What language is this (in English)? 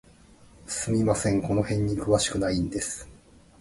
Japanese